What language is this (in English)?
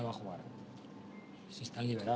Indonesian